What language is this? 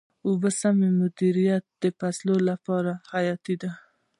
Pashto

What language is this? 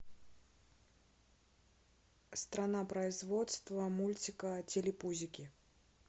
Russian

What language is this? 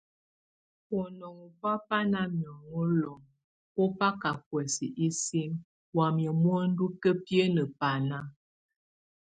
Tunen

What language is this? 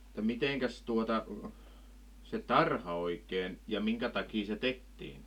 Finnish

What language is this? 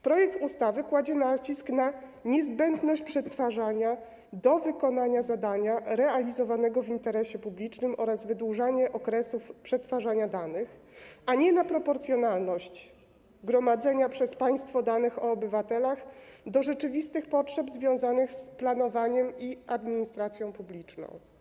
Polish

